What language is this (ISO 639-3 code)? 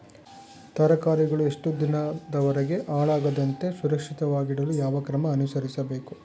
kan